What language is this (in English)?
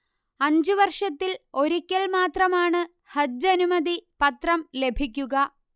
Malayalam